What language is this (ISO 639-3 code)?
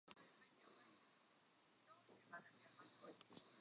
ckb